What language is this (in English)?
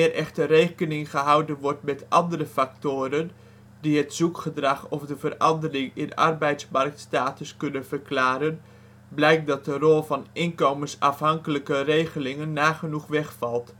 Dutch